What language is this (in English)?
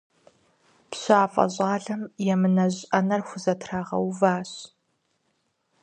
Kabardian